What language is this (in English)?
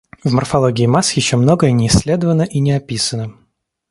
Russian